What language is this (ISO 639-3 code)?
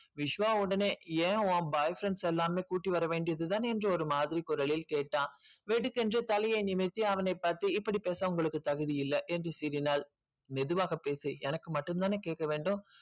tam